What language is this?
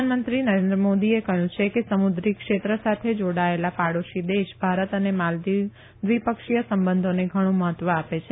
Gujarati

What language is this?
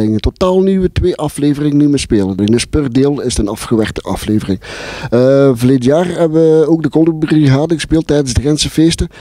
Dutch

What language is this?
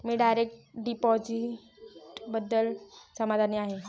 Marathi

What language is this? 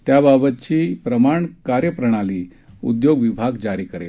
Marathi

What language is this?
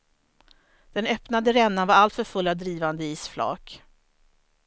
Swedish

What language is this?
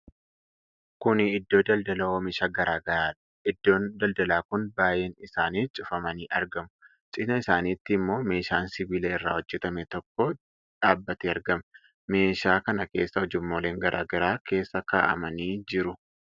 Oromo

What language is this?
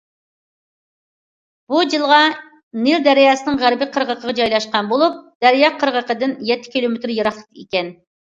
Uyghur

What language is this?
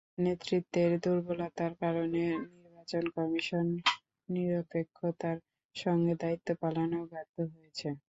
Bangla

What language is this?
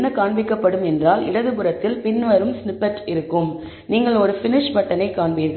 Tamil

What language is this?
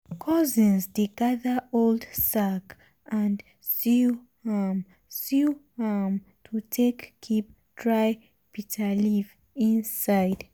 Nigerian Pidgin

